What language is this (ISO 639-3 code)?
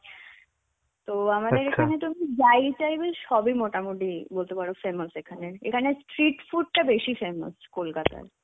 ben